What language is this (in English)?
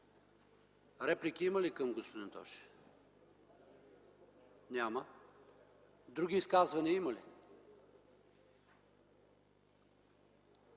Bulgarian